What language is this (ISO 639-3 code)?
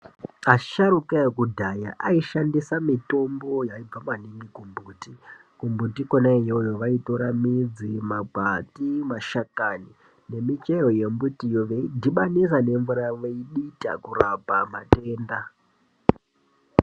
ndc